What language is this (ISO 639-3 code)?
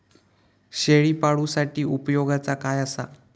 mar